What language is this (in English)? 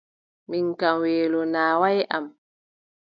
Adamawa Fulfulde